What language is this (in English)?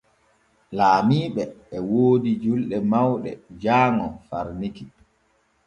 Borgu Fulfulde